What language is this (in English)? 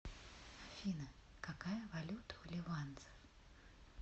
Russian